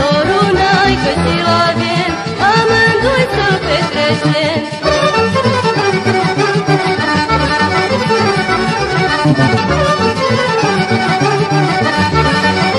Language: Romanian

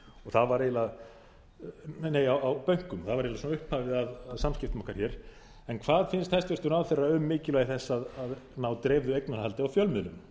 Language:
Icelandic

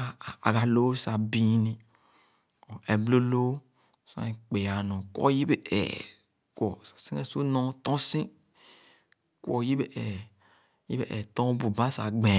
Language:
Khana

